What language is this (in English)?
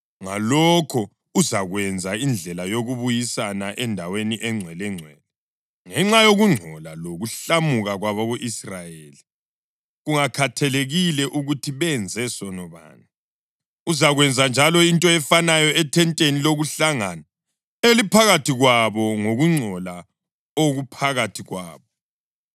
North Ndebele